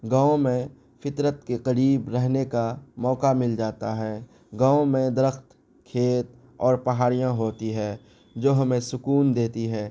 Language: Urdu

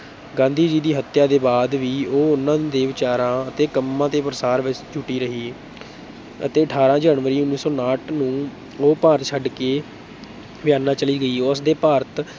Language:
Punjabi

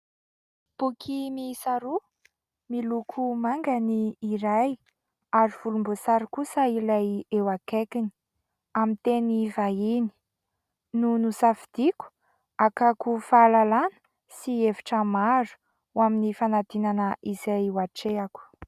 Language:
Malagasy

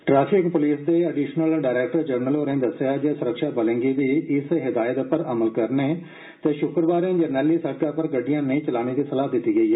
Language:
Dogri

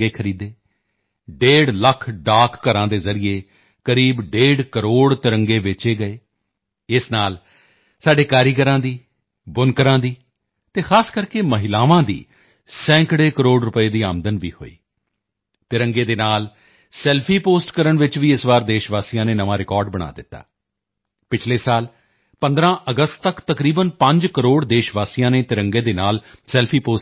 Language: Punjabi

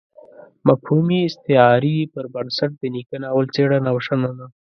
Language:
Pashto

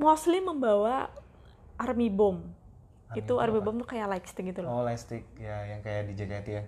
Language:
Indonesian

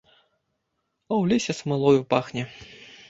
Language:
Belarusian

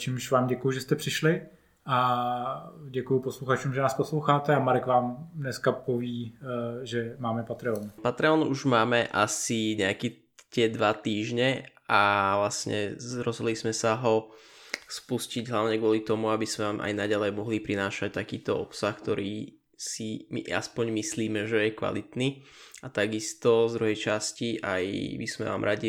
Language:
Czech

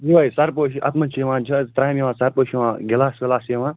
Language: Kashmiri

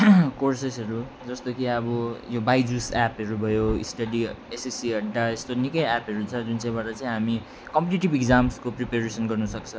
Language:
Nepali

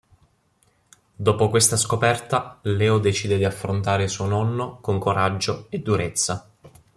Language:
Italian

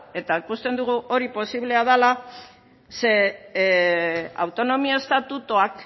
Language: Basque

